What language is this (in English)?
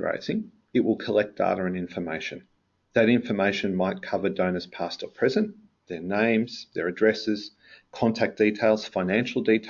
English